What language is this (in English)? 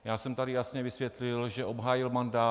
Czech